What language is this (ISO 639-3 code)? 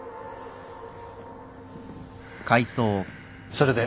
jpn